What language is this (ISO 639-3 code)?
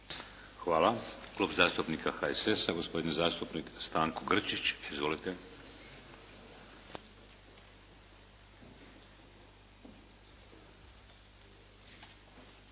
hrv